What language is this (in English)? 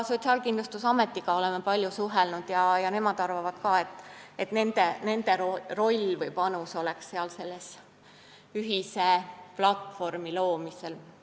Estonian